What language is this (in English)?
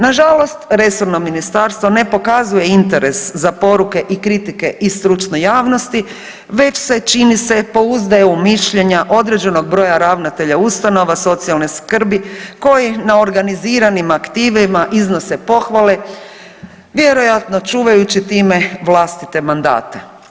Croatian